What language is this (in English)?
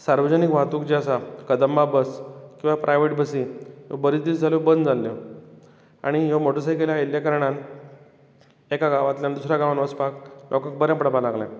Konkani